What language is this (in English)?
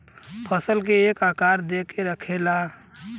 Bhojpuri